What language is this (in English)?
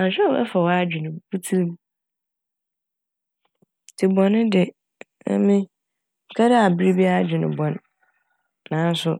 Akan